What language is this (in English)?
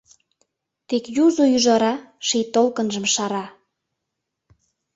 Mari